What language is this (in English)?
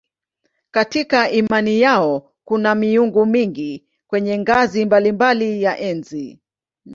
Swahili